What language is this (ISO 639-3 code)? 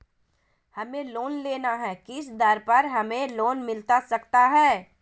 mag